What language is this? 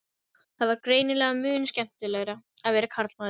Icelandic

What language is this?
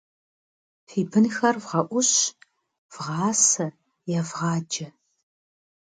Kabardian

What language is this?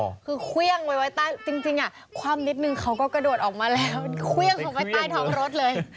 Thai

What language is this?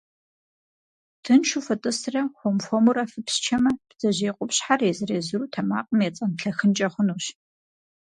Kabardian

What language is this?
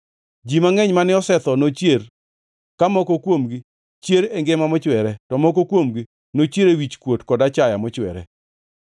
Luo (Kenya and Tanzania)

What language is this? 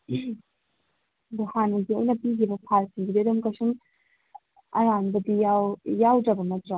Manipuri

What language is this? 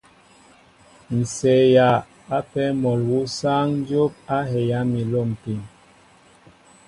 Mbo (Cameroon)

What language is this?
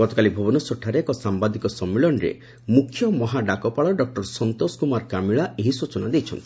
Odia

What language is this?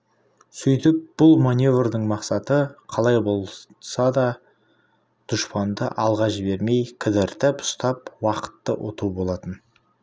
Kazakh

